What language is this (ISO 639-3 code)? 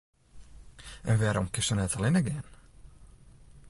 fry